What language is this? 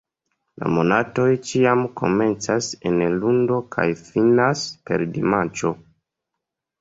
Esperanto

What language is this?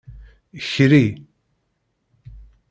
Kabyle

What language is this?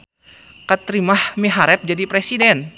Sundanese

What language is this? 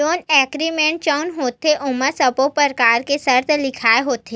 Chhattisgarhi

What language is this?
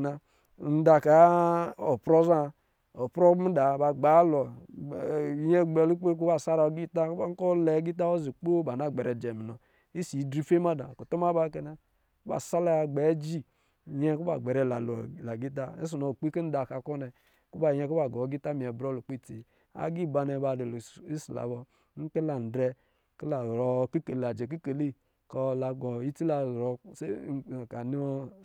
Lijili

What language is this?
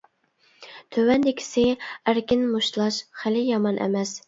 Uyghur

